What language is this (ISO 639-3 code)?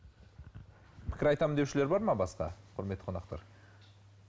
kaz